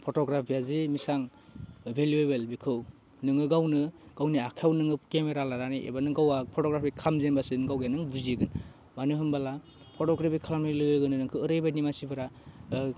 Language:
Bodo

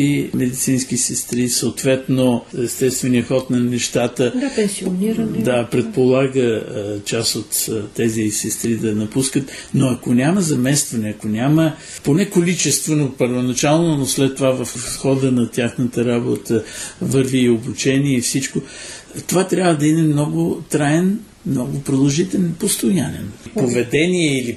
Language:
Bulgarian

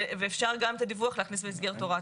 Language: Hebrew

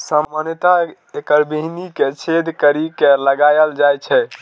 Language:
Maithili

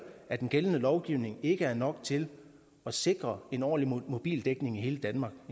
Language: Danish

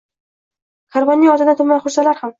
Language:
Uzbek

